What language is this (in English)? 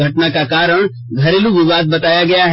Hindi